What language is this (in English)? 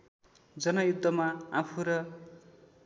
Nepali